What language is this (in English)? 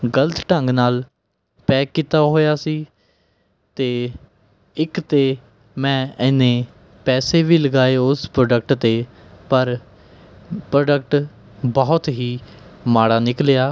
Punjabi